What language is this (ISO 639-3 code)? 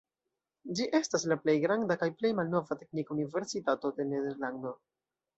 epo